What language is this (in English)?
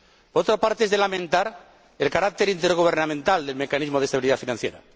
Spanish